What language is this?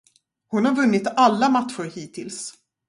Swedish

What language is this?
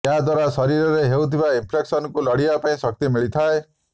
Odia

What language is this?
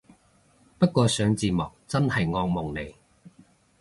Cantonese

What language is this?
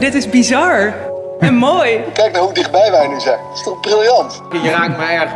Dutch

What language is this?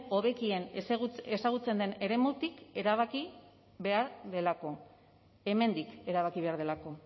Basque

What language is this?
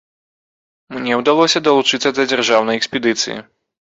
Belarusian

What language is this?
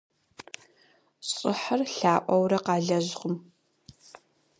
Kabardian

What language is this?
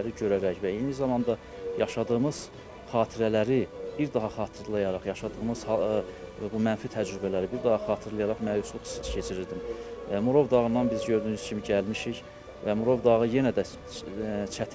Turkish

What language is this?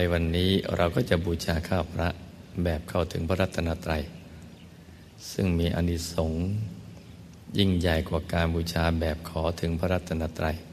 Thai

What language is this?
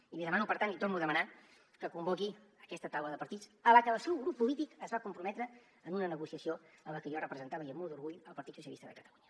Catalan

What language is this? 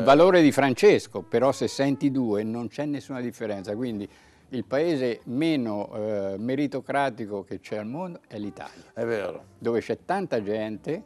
Italian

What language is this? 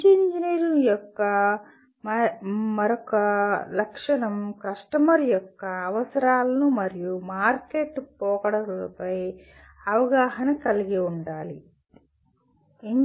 Telugu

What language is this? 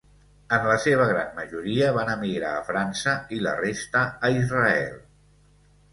Catalan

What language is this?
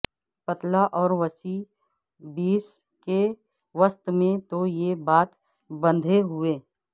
Urdu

